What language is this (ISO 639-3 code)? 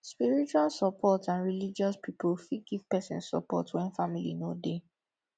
pcm